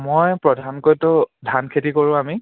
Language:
Assamese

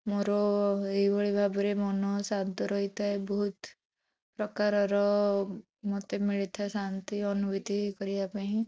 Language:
Odia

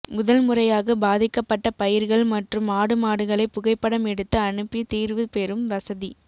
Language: Tamil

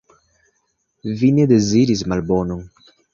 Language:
Esperanto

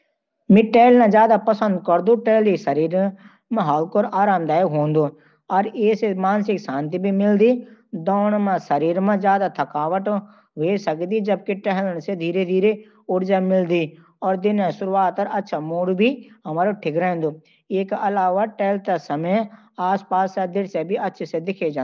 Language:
Garhwali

